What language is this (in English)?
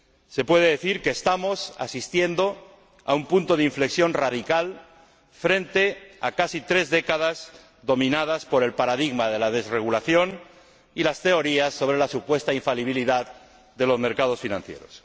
Spanish